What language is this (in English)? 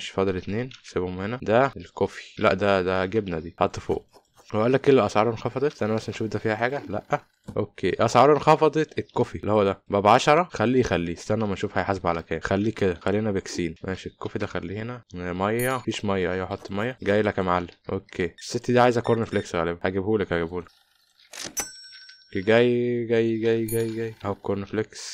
Arabic